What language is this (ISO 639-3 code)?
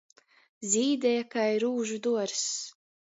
ltg